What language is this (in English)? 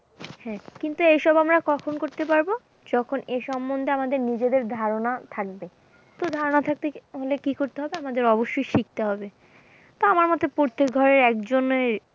Bangla